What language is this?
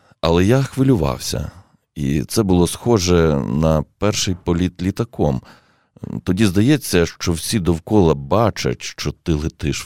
Ukrainian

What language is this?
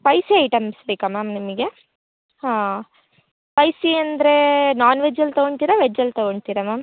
Kannada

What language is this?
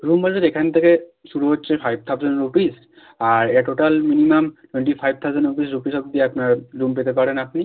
Bangla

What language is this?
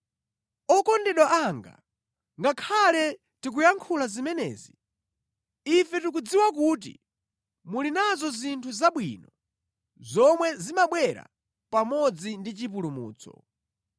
Nyanja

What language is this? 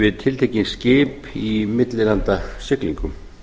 Icelandic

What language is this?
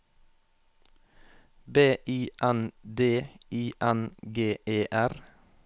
Norwegian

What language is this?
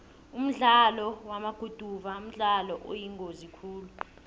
South Ndebele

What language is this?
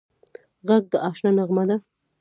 Pashto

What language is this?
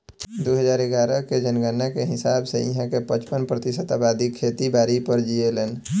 Bhojpuri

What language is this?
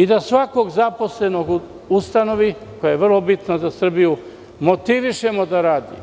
Serbian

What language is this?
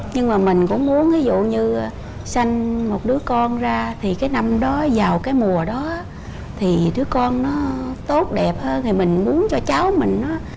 Vietnamese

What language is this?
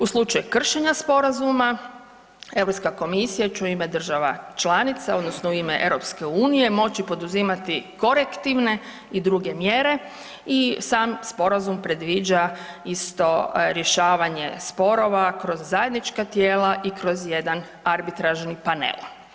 Croatian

